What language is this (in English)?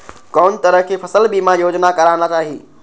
Maithili